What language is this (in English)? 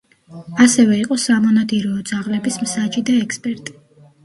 Georgian